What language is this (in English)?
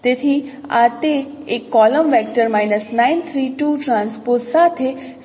Gujarati